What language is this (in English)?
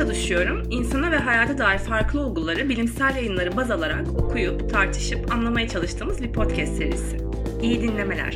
Turkish